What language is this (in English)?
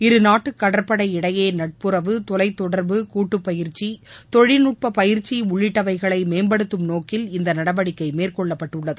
Tamil